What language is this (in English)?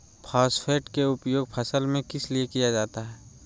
Magahi